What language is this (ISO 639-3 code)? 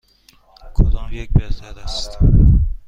fas